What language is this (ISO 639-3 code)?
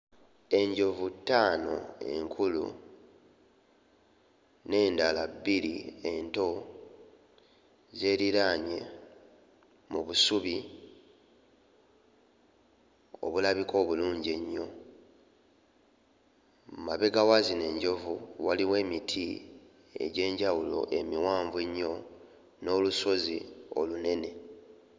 lug